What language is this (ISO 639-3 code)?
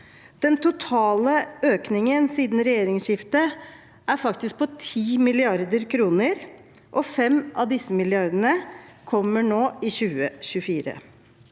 nor